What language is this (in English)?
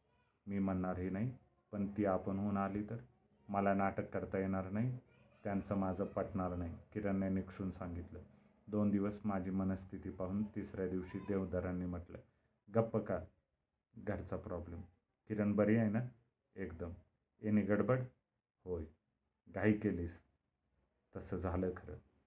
Marathi